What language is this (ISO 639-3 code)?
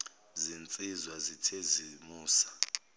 zul